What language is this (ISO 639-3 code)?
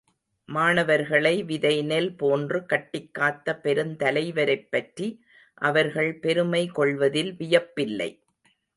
tam